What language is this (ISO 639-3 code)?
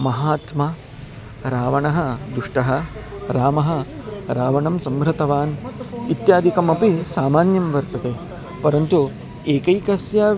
san